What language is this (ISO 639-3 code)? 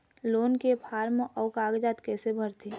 hne